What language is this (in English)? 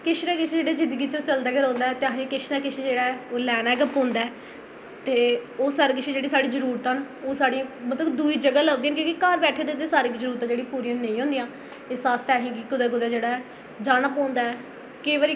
Dogri